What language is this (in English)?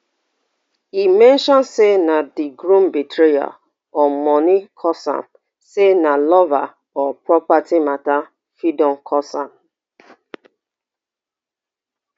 Nigerian Pidgin